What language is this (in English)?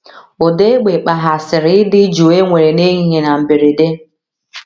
Igbo